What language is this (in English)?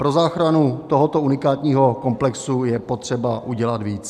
Czech